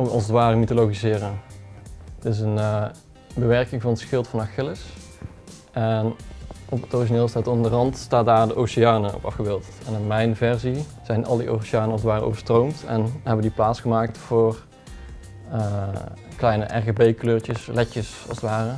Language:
Dutch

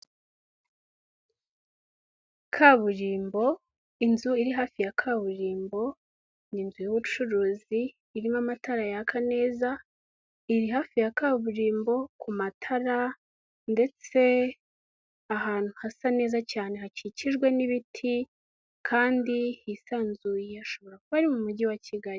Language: Kinyarwanda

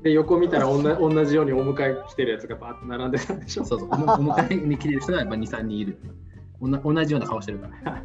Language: Japanese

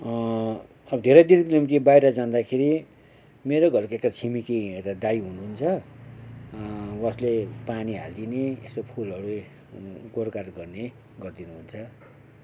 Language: Nepali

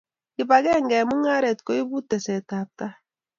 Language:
Kalenjin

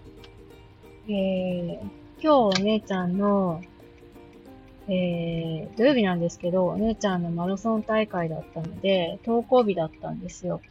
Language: Japanese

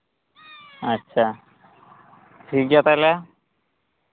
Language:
Santali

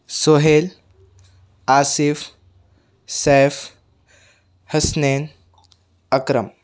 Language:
Urdu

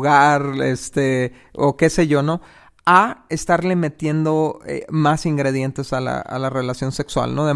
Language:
Spanish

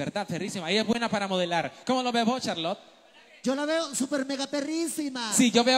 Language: Spanish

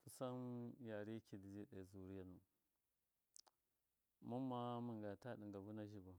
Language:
Miya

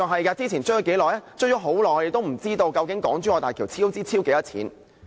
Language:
Cantonese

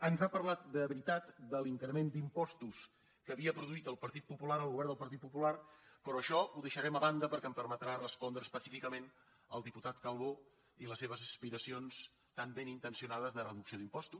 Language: Catalan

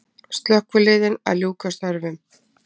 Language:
Icelandic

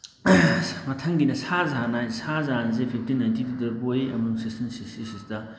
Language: Manipuri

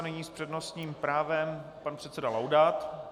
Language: Czech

